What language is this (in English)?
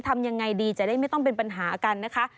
Thai